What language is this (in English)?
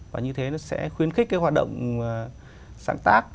Vietnamese